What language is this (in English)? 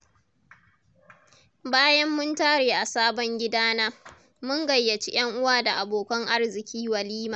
Hausa